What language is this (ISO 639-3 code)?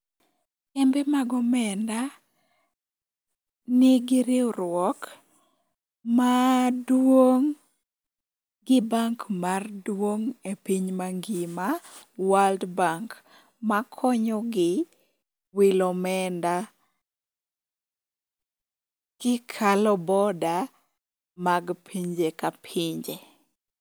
luo